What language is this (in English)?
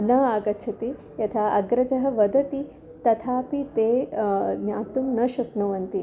Sanskrit